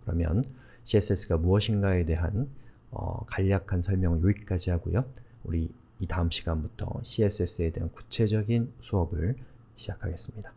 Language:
Korean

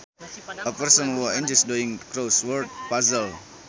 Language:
Sundanese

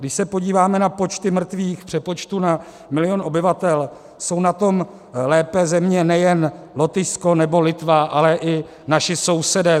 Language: Czech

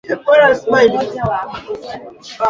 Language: Swahili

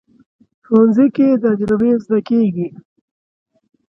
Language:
Pashto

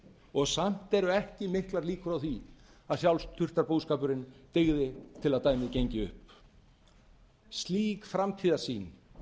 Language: Icelandic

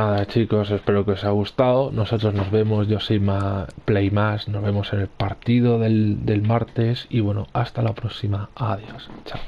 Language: Spanish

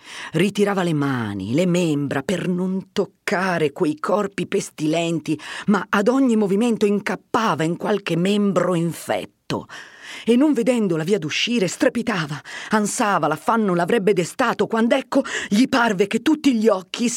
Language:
Italian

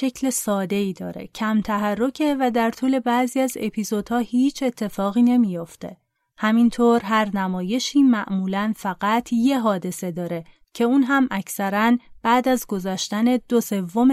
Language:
Persian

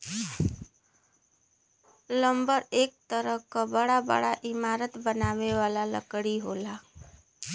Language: Bhojpuri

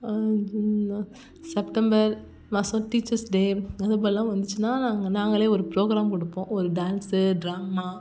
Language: Tamil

